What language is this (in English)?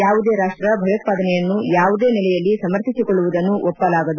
Kannada